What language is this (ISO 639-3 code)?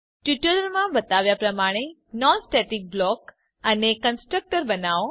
guj